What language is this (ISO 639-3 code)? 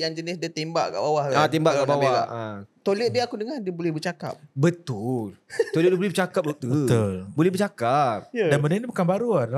msa